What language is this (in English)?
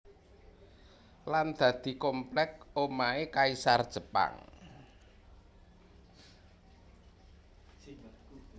Javanese